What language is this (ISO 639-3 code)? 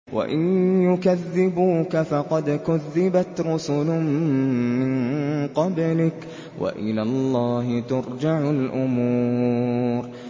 ara